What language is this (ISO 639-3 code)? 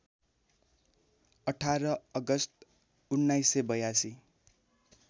nep